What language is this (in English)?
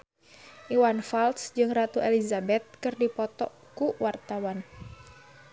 Sundanese